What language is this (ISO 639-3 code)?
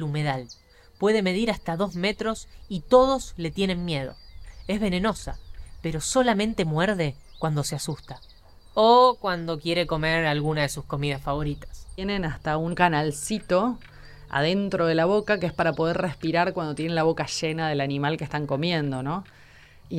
spa